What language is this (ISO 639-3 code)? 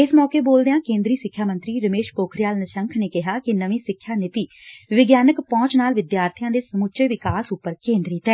pan